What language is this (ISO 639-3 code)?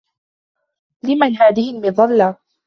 ara